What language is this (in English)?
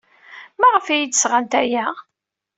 Kabyle